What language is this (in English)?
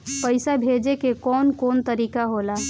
Bhojpuri